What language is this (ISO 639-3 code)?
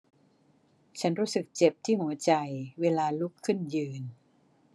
tha